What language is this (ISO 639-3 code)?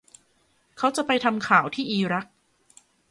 tha